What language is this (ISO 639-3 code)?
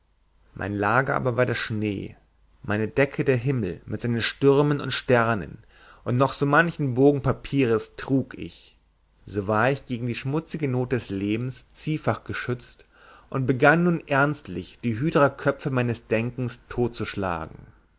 deu